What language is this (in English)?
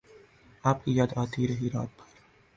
Urdu